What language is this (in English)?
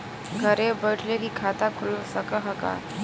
Bhojpuri